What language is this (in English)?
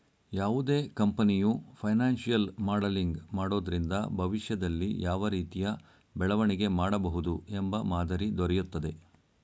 Kannada